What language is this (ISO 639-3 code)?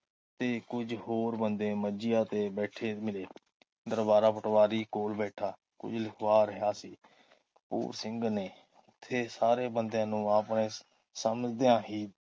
pan